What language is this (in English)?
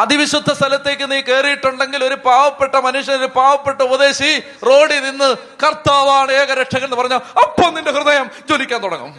Malayalam